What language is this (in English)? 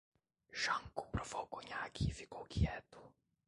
Portuguese